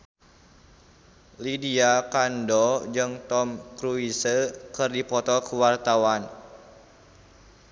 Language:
Sundanese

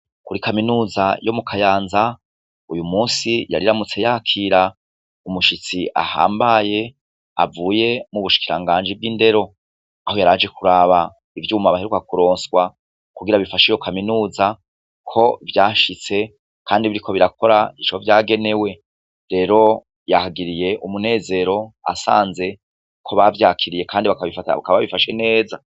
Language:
Rundi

